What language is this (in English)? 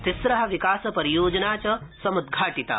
Sanskrit